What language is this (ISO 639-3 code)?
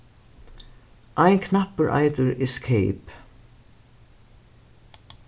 fao